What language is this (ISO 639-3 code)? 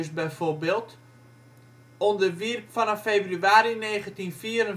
nld